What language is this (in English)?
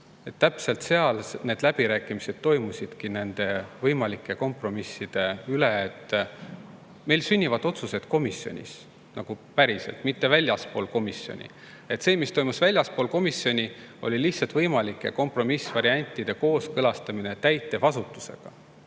Estonian